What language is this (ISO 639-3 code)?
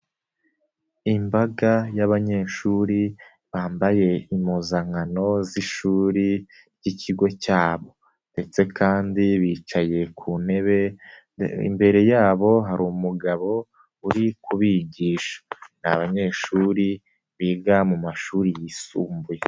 kin